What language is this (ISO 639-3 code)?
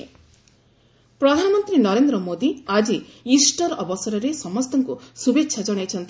ori